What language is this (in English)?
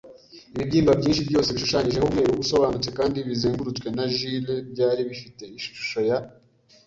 Kinyarwanda